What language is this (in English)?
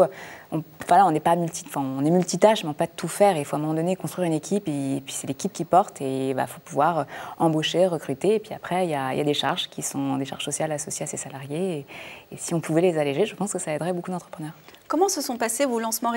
French